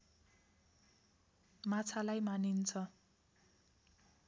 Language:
Nepali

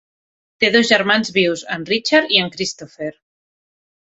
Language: Catalan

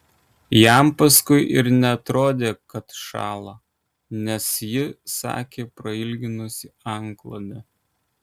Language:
Lithuanian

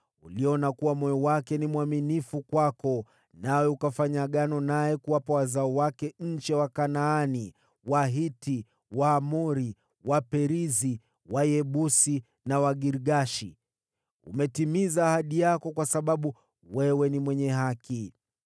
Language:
Swahili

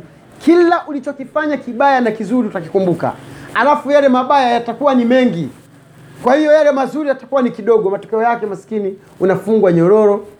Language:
Swahili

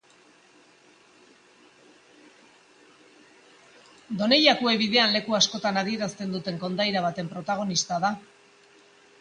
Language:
Basque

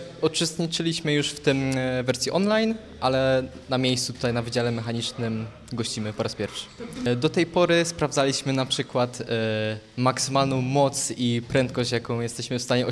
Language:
Polish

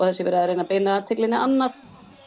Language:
Icelandic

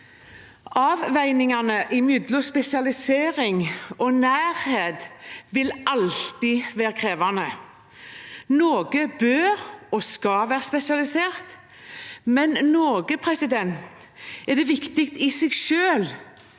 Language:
Norwegian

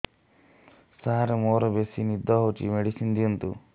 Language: Odia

